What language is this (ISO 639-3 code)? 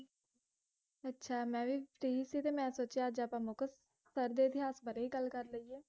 pan